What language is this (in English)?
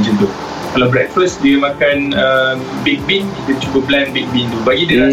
Malay